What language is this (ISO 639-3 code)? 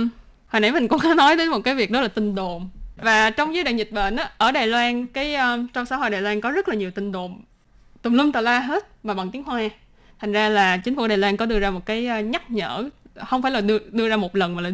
vie